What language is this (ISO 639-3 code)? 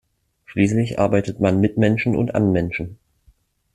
deu